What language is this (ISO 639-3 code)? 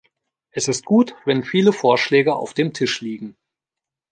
deu